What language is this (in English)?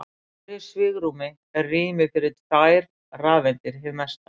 Icelandic